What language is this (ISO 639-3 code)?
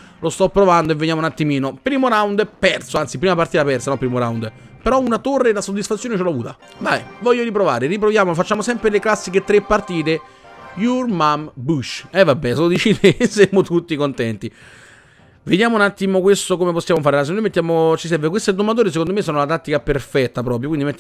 ita